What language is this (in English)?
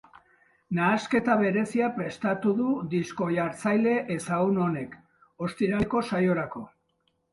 Basque